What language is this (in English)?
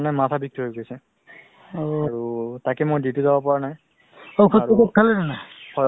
Assamese